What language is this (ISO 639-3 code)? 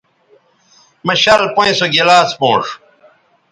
btv